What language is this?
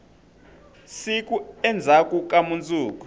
Tsonga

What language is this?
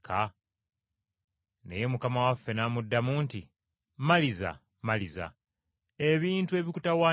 Ganda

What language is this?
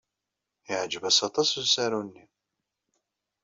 Kabyle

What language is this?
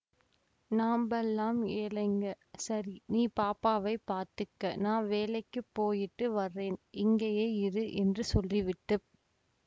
Tamil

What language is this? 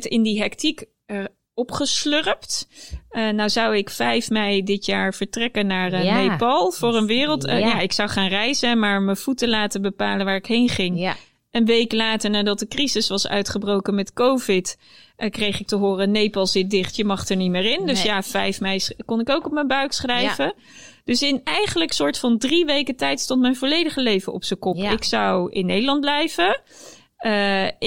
Dutch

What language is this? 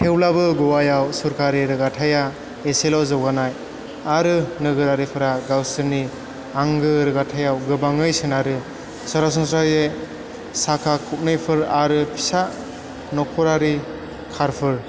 Bodo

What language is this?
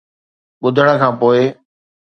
Sindhi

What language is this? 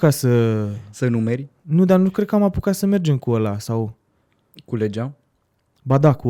Romanian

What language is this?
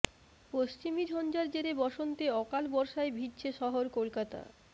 Bangla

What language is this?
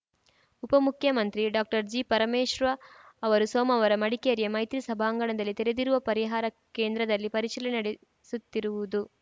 Kannada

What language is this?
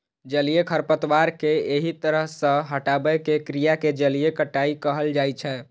Maithili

